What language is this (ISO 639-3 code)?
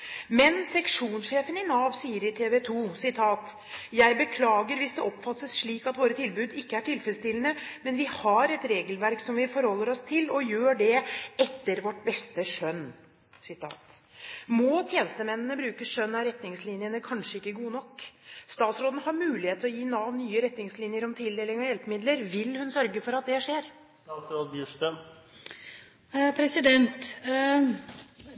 nob